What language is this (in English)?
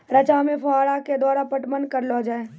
Maithili